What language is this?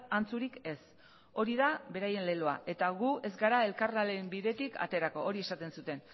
Basque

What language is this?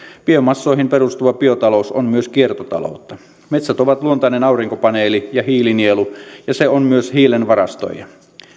Finnish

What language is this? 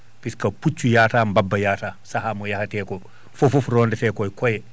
Fula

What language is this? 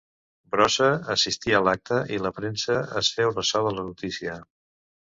Catalan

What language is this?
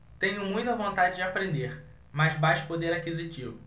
Portuguese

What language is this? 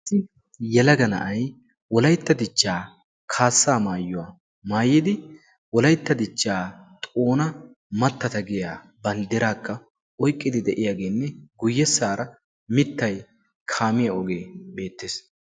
Wolaytta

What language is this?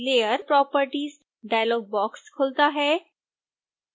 Hindi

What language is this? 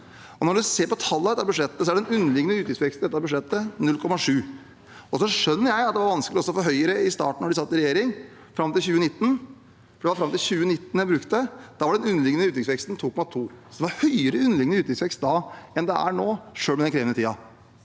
Norwegian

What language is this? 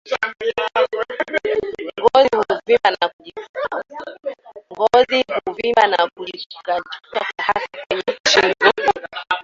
Swahili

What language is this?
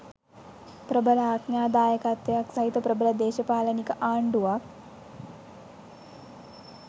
Sinhala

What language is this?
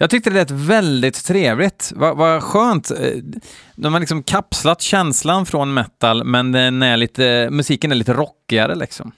Swedish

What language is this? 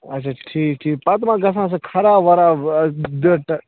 Kashmiri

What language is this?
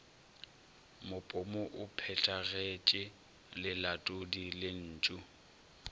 Northern Sotho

